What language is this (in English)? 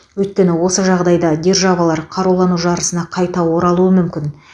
Kazakh